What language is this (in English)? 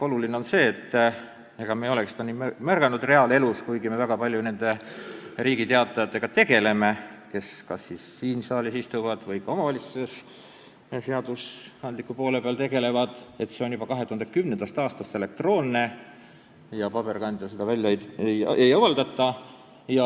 Estonian